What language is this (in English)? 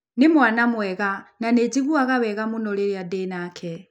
Kikuyu